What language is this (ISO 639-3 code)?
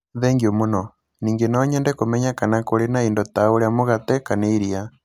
kik